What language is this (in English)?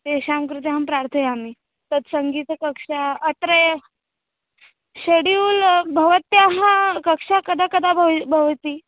Sanskrit